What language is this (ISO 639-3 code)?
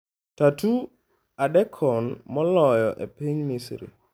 luo